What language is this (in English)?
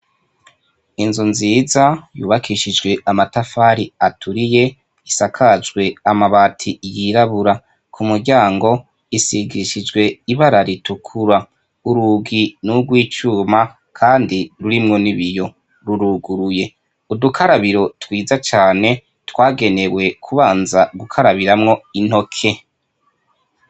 Rundi